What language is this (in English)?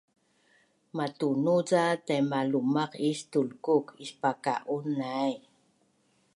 Bunun